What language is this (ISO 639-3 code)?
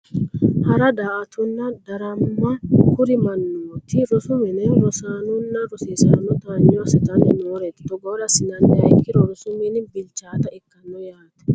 sid